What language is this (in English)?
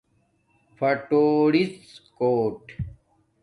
Domaaki